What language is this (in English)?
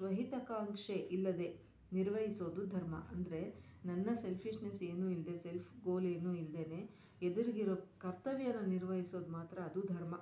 Kannada